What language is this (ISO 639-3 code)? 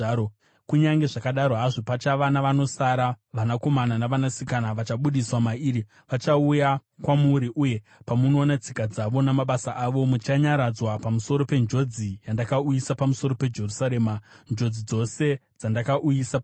sna